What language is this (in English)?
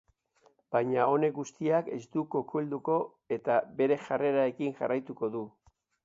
Basque